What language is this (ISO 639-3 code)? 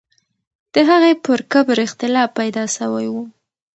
pus